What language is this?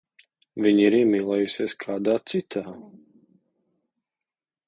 Latvian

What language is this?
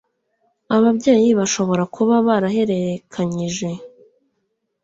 Kinyarwanda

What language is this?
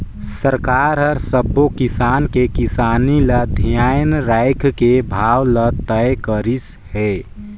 Chhattisgarhi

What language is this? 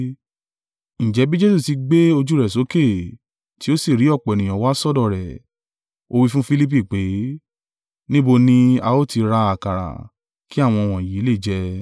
Yoruba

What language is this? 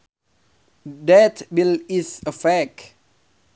Sundanese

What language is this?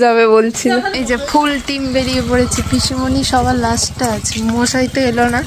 Bangla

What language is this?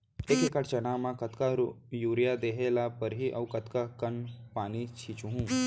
Chhattisgarhi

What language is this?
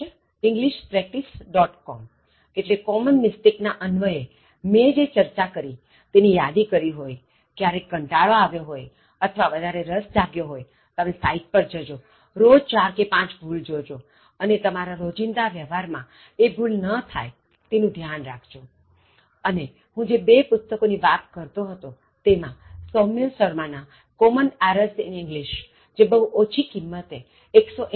Gujarati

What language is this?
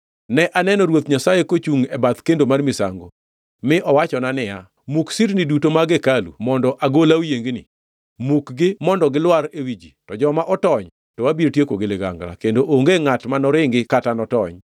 Luo (Kenya and Tanzania)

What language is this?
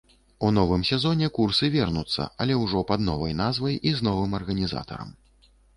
Belarusian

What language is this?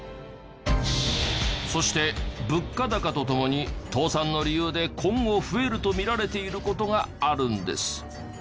Japanese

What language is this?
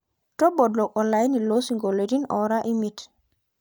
Masai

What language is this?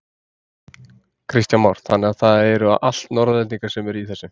Icelandic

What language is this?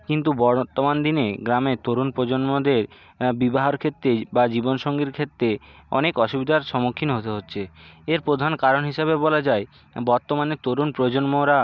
Bangla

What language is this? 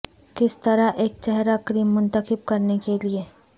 Urdu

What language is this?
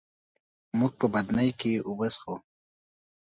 Pashto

